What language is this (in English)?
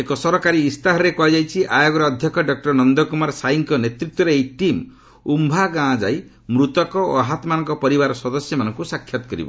Odia